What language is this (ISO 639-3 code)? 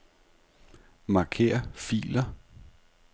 dan